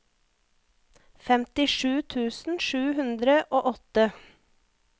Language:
Norwegian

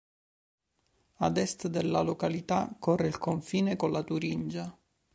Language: Italian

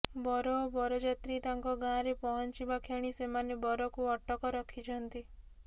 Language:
Odia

